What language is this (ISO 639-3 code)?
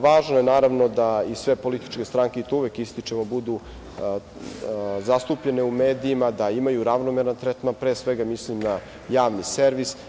srp